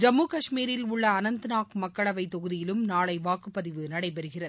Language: Tamil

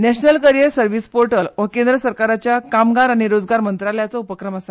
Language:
Konkani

